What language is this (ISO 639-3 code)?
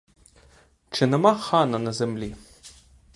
ukr